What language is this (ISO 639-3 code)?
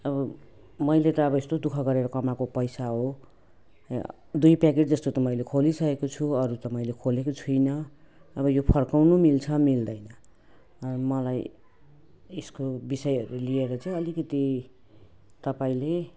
nep